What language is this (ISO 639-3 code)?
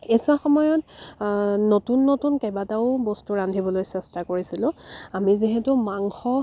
asm